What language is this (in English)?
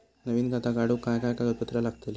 Marathi